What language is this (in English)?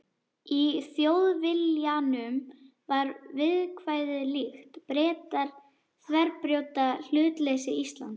Icelandic